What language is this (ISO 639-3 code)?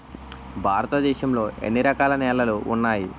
tel